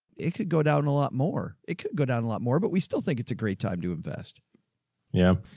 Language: English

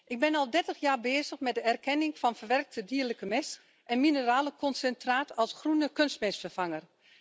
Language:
Dutch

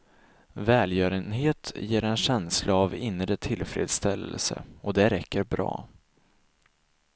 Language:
Swedish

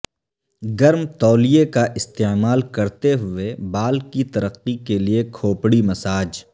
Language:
Urdu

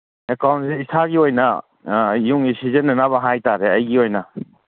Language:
Manipuri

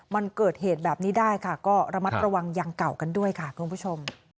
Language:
Thai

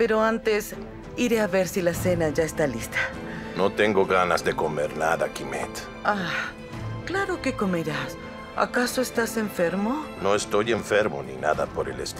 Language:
Spanish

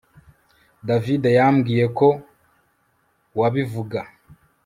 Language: Kinyarwanda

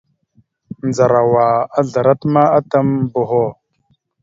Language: Mada (Cameroon)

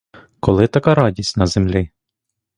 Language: Ukrainian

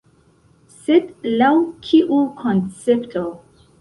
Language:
Esperanto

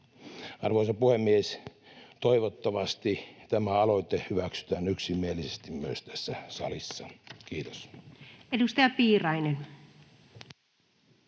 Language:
Finnish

